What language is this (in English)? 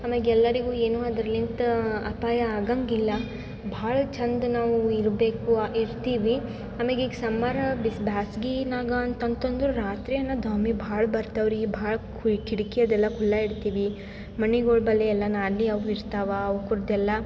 Kannada